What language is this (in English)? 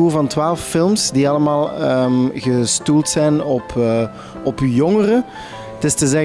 Dutch